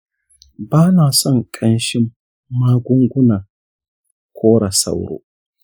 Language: Hausa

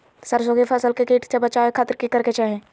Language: Magahi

